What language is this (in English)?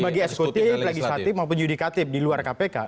Indonesian